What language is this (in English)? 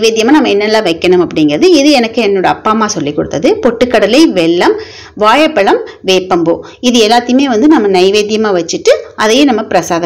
Tamil